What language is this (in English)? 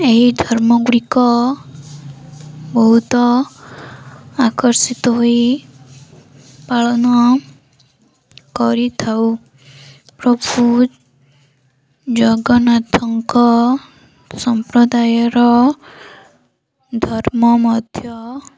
Odia